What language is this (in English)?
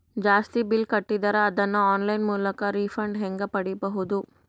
Kannada